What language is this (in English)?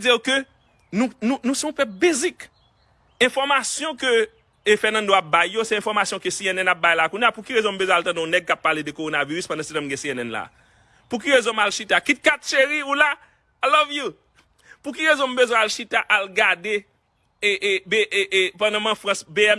French